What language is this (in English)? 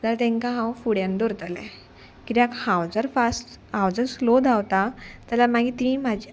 Konkani